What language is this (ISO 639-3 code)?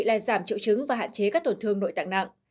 vie